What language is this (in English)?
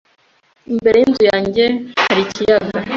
Kinyarwanda